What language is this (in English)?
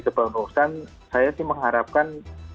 Indonesian